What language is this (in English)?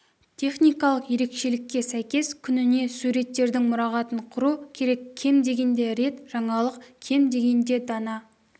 Kazakh